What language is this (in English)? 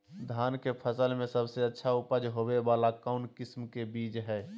Magahi